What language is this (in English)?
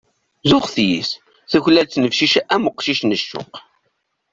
Kabyle